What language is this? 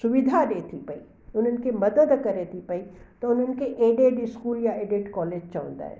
Sindhi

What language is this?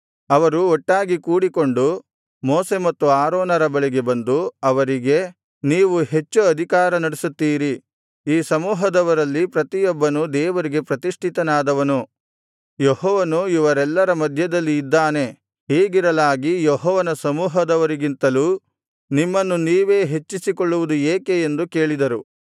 Kannada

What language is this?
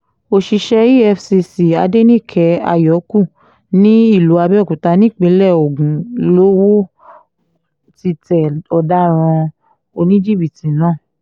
Yoruba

